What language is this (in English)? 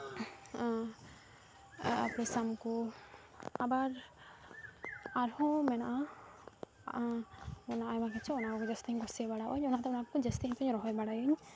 Santali